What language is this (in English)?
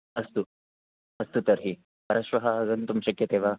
Sanskrit